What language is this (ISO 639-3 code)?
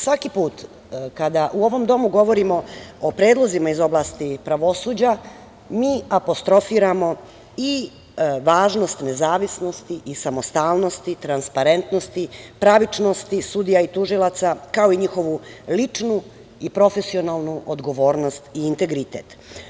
srp